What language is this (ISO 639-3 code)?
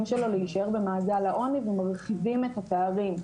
heb